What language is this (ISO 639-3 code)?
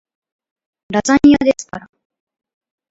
jpn